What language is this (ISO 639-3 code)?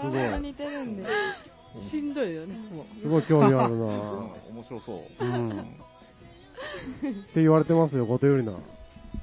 jpn